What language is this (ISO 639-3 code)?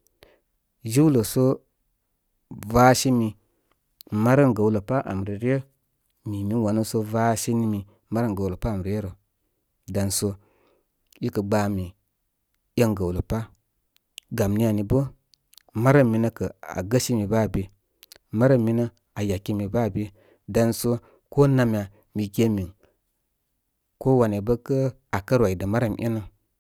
kmy